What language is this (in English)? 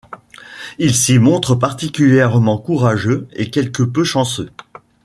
French